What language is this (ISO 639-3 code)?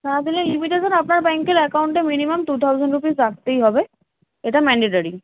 ben